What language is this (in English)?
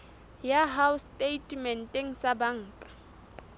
Southern Sotho